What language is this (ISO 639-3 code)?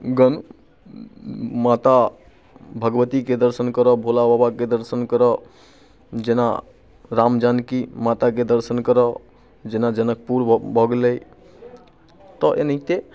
mai